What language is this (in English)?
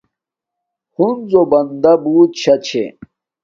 Domaaki